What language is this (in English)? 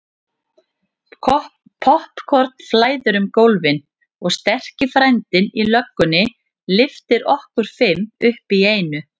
Icelandic